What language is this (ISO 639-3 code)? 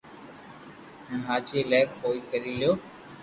lrk